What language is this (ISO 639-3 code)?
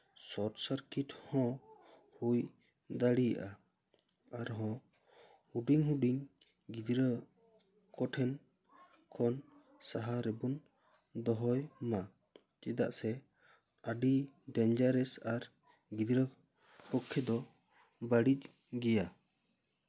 sat